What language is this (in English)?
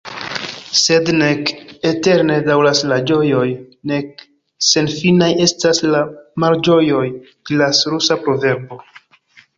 Esperanto